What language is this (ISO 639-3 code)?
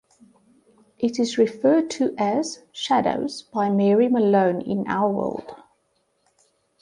eng